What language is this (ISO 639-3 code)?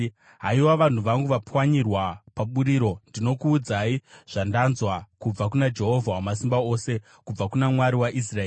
sna